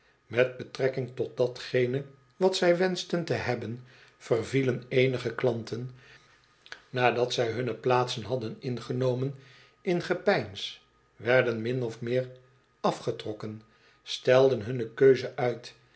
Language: Dutch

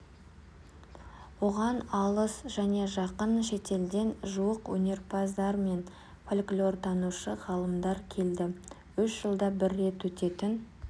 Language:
Kazakh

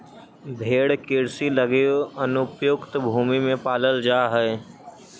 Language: Magahi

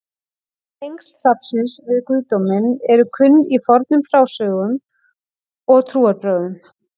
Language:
Icelandic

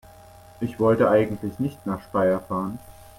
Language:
German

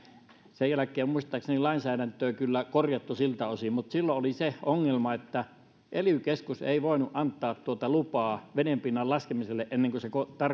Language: Finnish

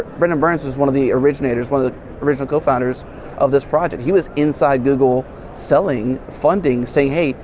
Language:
English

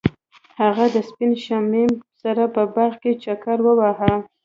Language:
Pashto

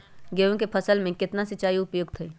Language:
Magahi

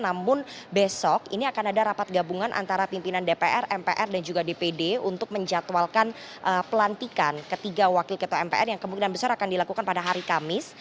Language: Indonesian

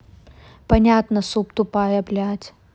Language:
Russian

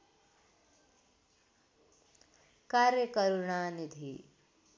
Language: Nepali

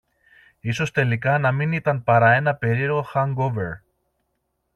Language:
Greek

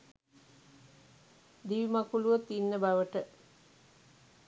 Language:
Sinhala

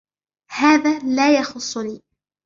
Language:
Arabic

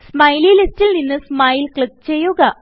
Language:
Malayalam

